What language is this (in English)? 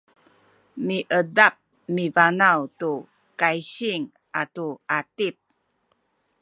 Sakizaya